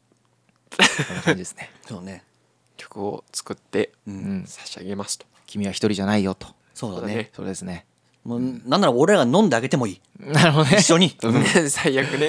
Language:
Japanese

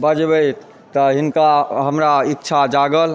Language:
Maithili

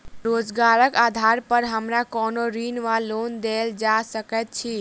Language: Maithili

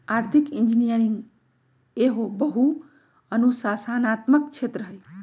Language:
Magahi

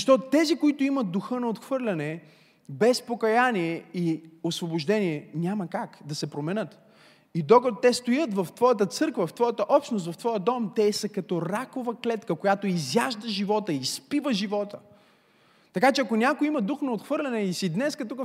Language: Bulgarian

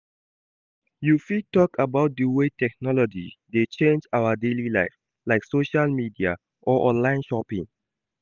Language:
Nigerian Pidgin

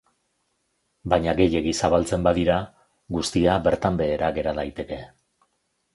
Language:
Basque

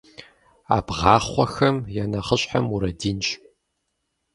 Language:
Kabardian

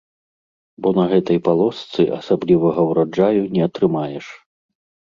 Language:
Belarusian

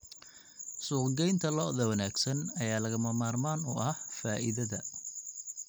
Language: Somali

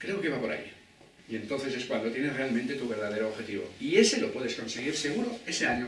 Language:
Spanish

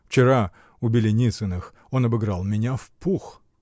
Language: Russian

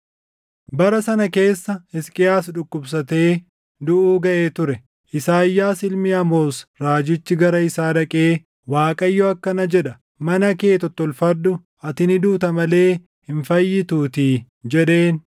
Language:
Oromo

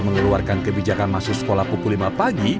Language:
Indonesian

